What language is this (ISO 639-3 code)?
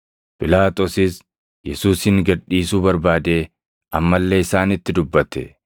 orm